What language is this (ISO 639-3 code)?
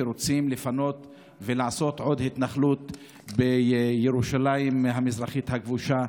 heb